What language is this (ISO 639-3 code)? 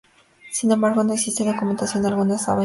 spa